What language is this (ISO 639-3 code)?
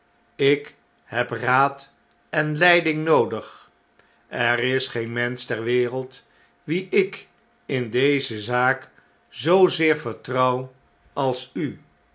nld